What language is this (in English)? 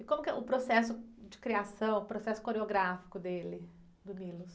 Portuguese